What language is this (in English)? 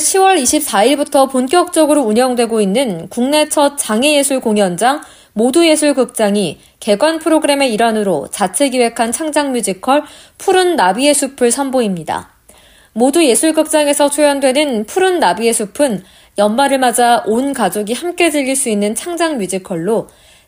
Korean